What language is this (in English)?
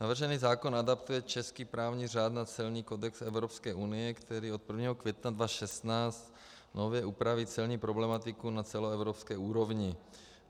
Czech